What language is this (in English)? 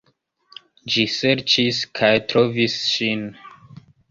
Esperanto